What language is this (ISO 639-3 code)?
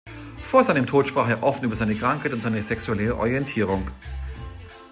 deu